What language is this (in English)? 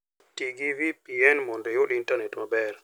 Luo (Kenya and Tanzania)